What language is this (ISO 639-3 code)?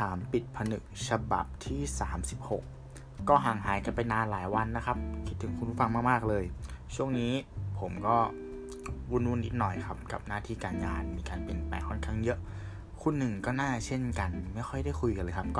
tha